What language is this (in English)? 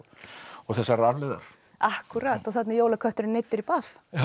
Icelandic